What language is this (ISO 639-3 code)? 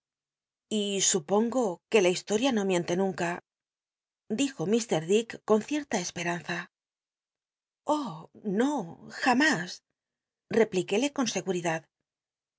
spa